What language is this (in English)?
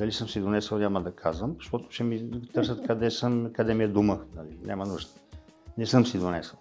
Bulgarian